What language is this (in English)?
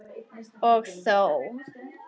Icelandic